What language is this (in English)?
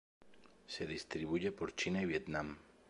Spanish